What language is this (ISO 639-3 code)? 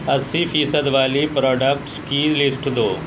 urd